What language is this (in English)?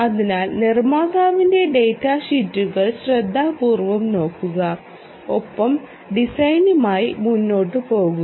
Malayalam